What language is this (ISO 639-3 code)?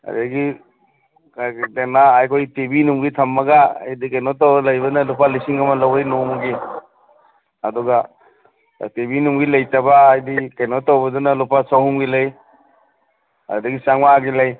mni